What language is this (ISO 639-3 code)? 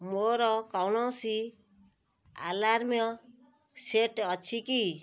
ori